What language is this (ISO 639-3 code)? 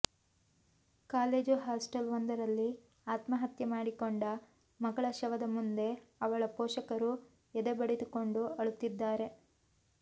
kan